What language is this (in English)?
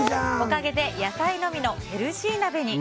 Japanese